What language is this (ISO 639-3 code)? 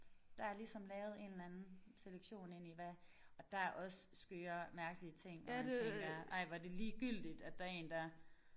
dan